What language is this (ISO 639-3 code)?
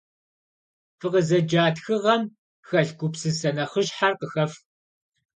kbd